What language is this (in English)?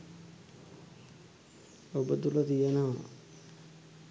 Sinhala